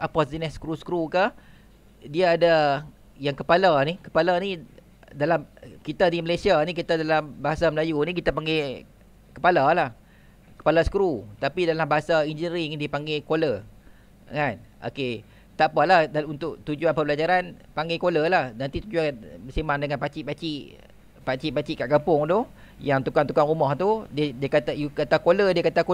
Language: Malay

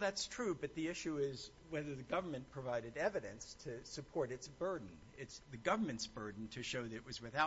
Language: English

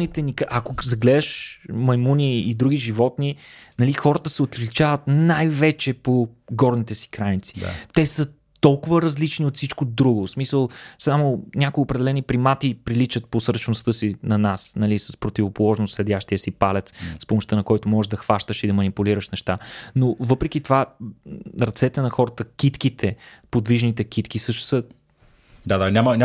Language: Bulgarian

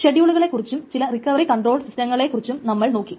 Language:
Malayalam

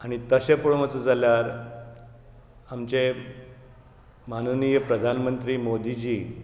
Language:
Konkani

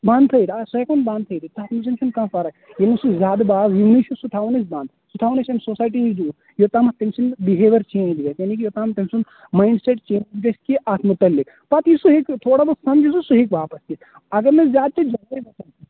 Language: Kashmiri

